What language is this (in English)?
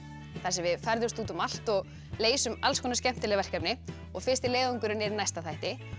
Icelandic